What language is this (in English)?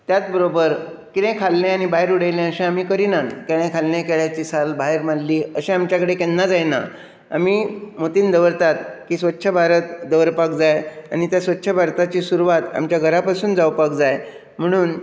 Konkani